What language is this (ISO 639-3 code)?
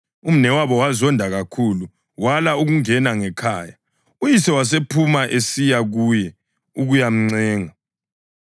nde